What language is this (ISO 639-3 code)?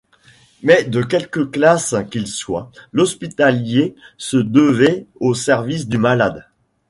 fra